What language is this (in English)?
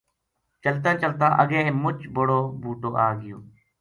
Gujari